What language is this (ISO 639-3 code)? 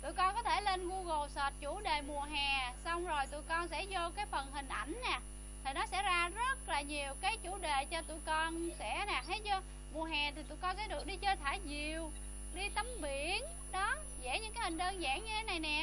vie